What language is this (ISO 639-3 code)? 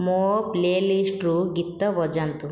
ori